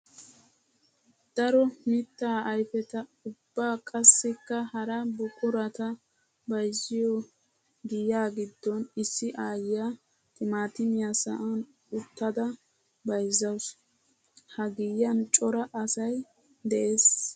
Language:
Wolaytta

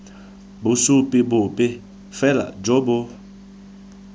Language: Tswana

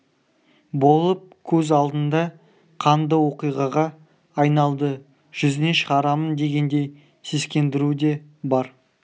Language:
Kazakh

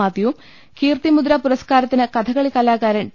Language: Malayalam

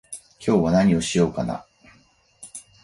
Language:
Japanese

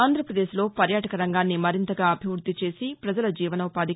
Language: Telugu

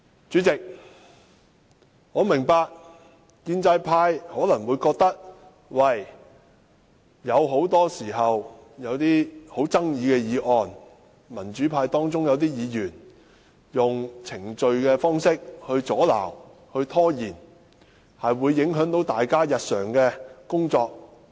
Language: Cantonese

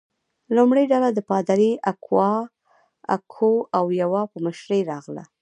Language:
Pashto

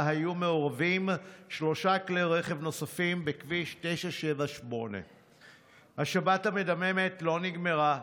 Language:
Hebrew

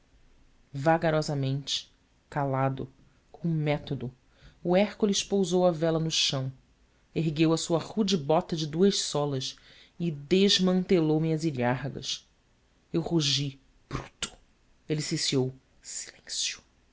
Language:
Portuguese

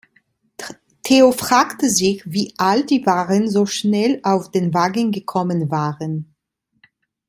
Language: German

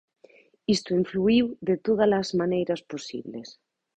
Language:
Galician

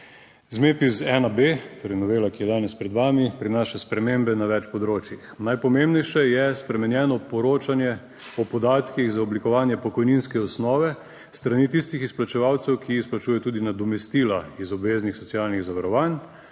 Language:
Slovenian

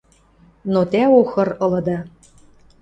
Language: Western Mari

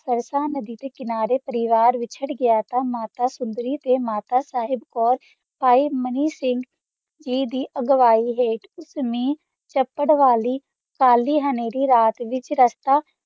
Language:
Punjabi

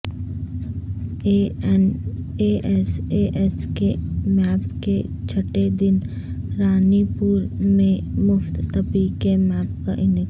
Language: Urdu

